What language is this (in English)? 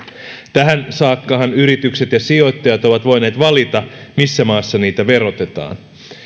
Finnish